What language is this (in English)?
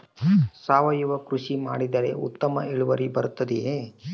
Kannada